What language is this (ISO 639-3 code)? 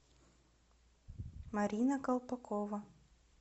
rus